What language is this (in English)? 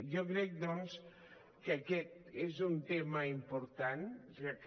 Catalan